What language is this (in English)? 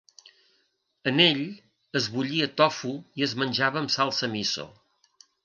Catalan